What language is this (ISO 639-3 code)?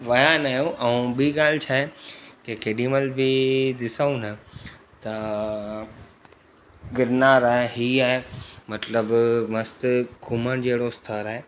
snd